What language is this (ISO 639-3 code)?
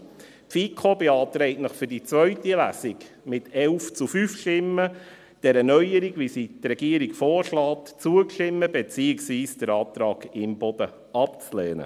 gsw